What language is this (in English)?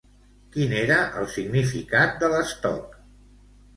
Catalan